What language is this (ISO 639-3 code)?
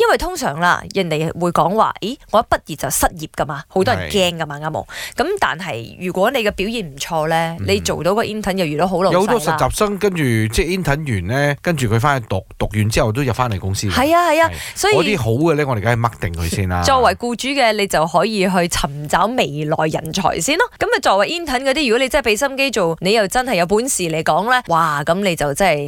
zho